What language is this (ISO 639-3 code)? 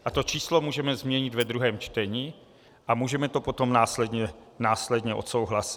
ces